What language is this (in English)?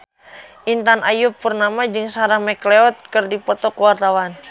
Sundanese